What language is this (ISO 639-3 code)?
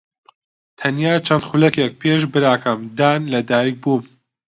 ckb